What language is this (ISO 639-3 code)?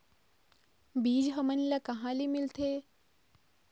hne